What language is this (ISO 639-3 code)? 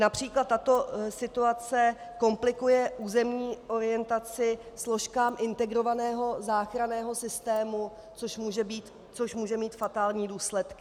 ces